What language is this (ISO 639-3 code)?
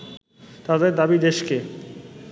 ben